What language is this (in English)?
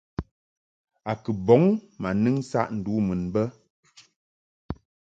Mungaka